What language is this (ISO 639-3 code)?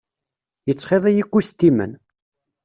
kab